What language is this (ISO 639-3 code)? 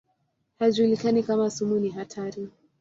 swa